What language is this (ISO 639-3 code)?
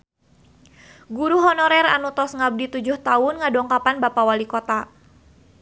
sun